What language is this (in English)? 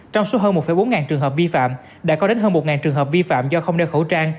Vietnamese